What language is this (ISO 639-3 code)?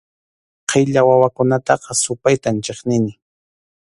qxu